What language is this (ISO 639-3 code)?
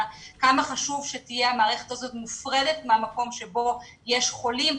heb